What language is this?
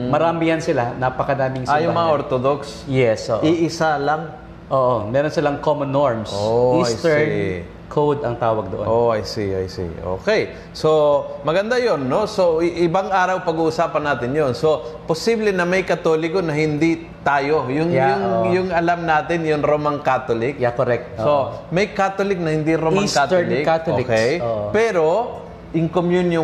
Filipino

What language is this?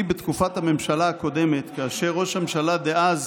Hebrew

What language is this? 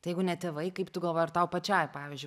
Lithuanian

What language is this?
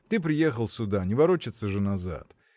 Russian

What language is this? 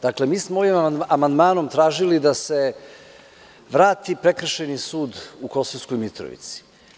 Serbian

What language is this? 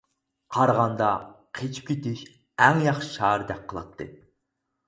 Uyghur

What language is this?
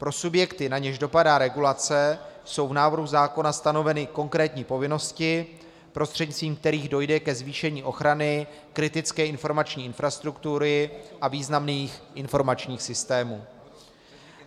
Czech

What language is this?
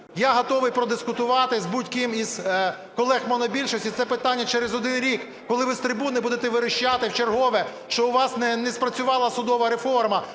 Ukrainian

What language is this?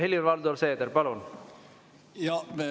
Estonian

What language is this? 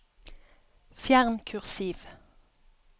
Norwegian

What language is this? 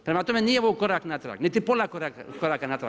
Croatian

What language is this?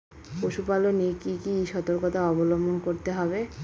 Bangla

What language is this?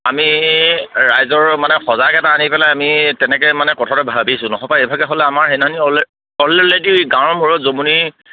Assamese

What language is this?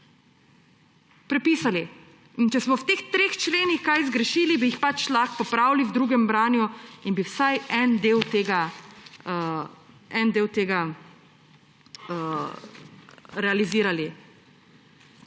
Slovenian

